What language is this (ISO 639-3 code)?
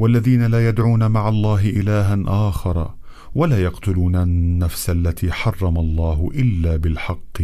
ara